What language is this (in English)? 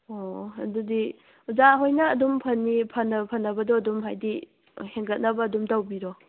Manipuri